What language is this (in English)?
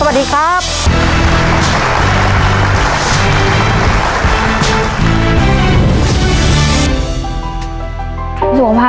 Thai